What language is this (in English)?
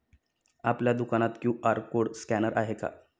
Marathi